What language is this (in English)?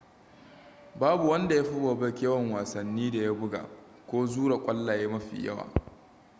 Hausa